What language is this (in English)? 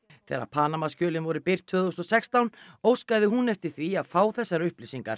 Icelandic